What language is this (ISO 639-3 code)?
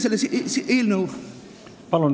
est